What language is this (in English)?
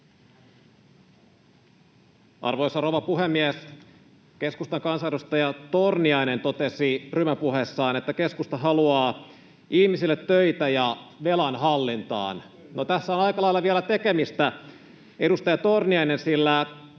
Finnish